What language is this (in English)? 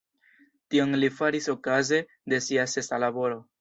Esperanto